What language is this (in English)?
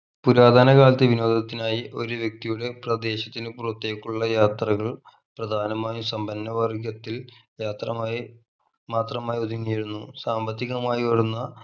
Malayalam